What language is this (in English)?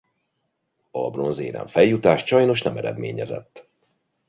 Hungarian